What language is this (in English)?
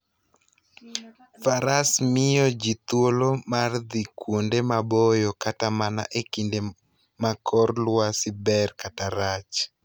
Luo (Kenya and Tanzania)